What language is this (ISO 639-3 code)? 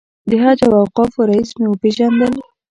pus